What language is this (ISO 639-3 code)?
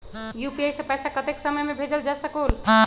mag